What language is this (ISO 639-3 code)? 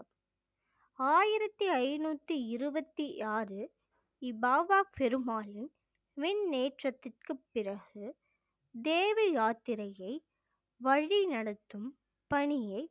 tam